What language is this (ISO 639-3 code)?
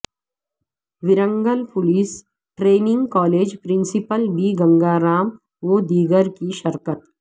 urd